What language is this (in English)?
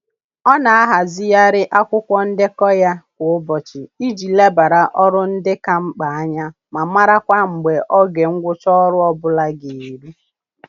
Igbo